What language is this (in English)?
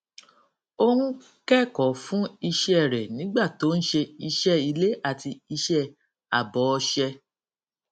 Yoruba